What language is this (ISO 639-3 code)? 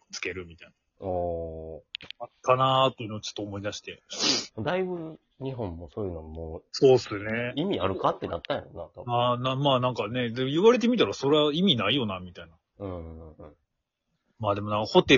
jpn